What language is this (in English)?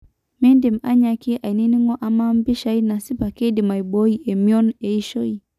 Masai